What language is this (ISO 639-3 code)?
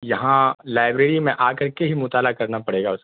urd